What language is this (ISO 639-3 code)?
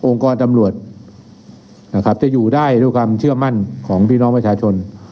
tha